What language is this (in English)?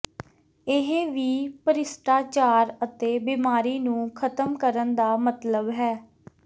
Punjabi